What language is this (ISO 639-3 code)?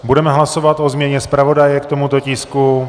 ces